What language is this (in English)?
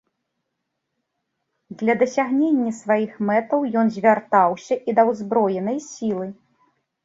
Belarusian